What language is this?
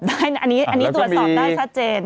Thai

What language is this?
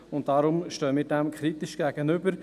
Swiss German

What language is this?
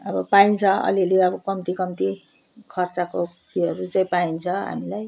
Nepali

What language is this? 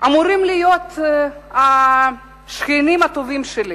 Hebrew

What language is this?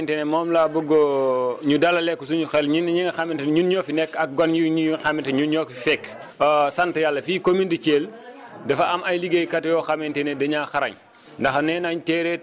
Wolof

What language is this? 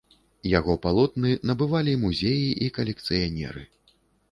Belarusian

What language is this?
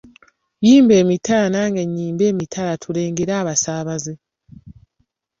Ganda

